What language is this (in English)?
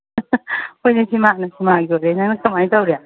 Manipuri